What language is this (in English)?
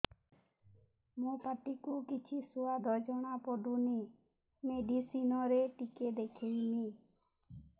Odia